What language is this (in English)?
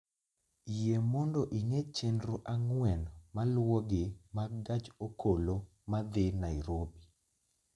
Luo (Kenya and Tanzania)